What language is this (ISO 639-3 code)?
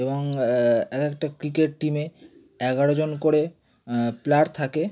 ben